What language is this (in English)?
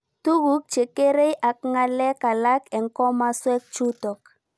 Kalenjin